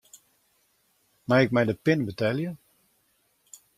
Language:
Western Frisian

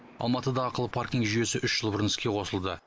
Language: Kazakh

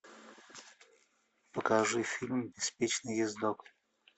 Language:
Russian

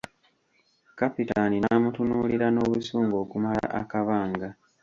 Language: Ganda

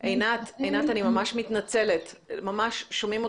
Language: Hebrew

